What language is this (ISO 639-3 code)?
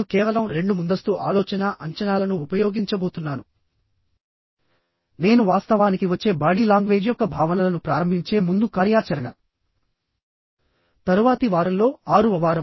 tel